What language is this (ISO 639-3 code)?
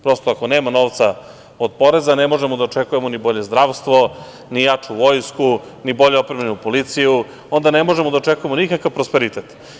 srp